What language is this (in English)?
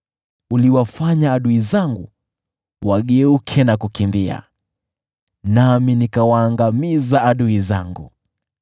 Swahili